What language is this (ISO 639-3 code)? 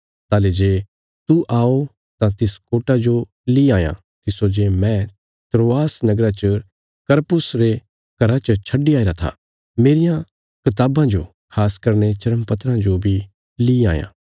kfs